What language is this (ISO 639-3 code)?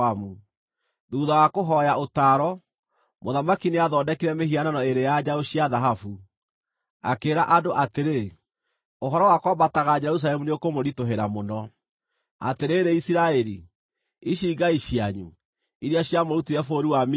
kik